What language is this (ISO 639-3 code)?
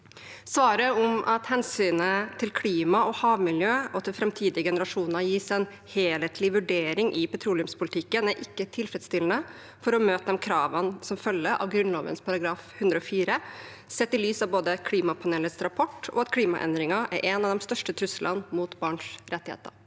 nor